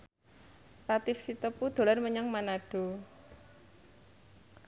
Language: Javanese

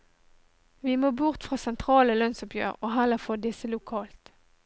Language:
Norwegian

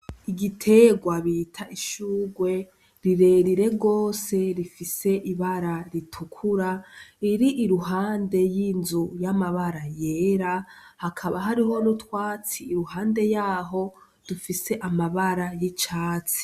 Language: Rundi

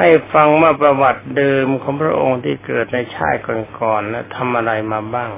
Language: Thai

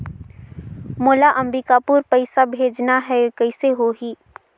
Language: Chhattisgarhi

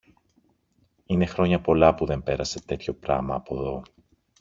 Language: Greek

